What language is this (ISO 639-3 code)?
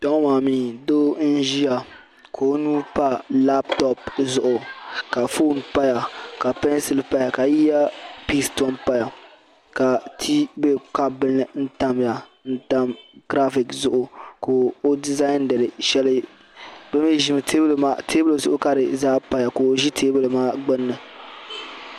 dag